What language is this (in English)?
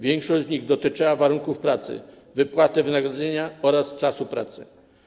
Polish